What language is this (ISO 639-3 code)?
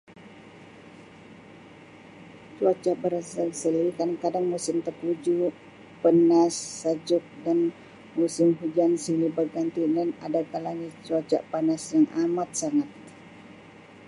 msi